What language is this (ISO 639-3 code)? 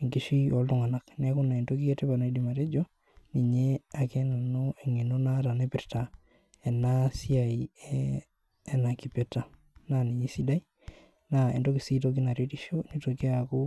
mas